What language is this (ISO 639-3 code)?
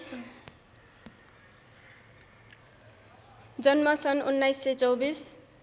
nep